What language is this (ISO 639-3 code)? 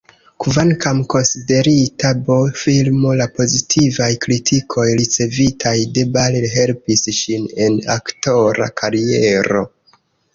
epo